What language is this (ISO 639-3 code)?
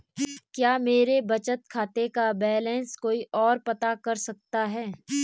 hin